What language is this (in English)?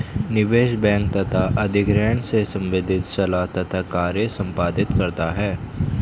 Hindi